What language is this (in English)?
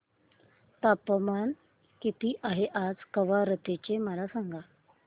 Marathi